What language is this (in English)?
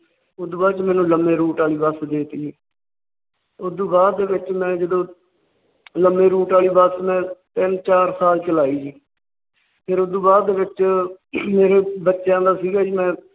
Punjabi